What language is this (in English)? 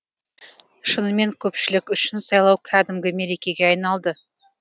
Kazakh